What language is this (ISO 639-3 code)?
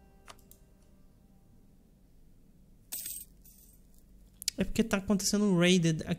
por